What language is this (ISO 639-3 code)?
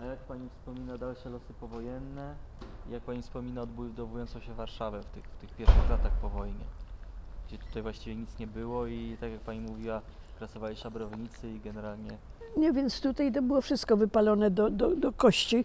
pol